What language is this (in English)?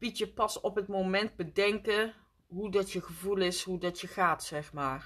Dutch